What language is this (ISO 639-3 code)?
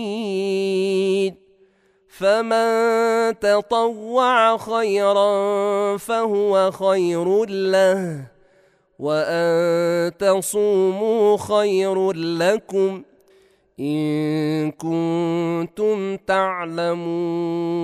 ara